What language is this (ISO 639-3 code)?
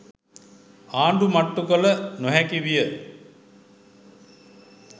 sin